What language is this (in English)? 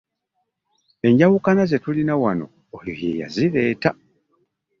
Ganda